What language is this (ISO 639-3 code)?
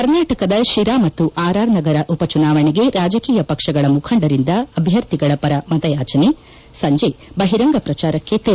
kan